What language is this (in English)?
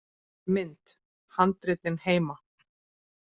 Icelandic